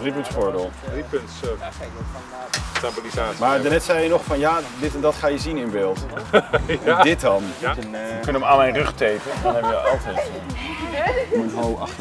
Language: Dutch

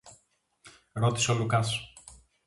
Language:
Greek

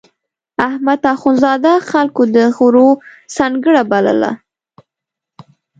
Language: Pashto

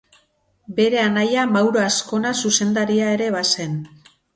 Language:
Basque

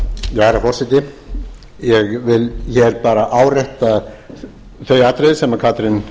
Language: Icelandic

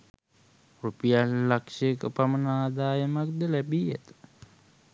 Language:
Sinhala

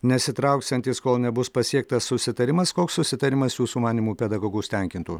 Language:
Lithuanian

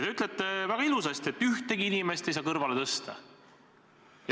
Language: Estonian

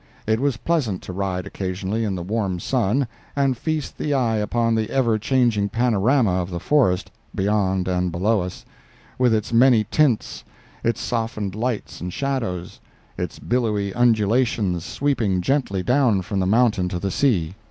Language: English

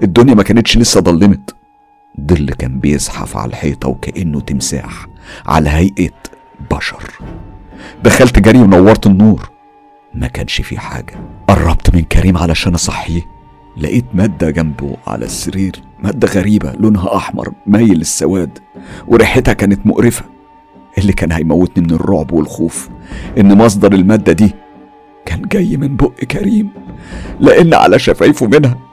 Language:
Arabic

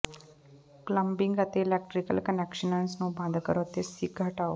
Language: Punjabi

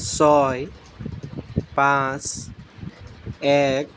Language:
Assamese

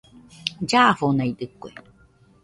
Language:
Nüpode Huitoto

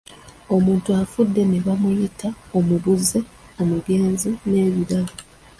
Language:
Ganda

